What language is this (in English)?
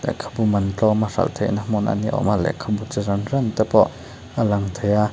Mizo